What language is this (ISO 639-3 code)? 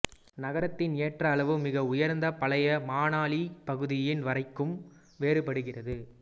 tam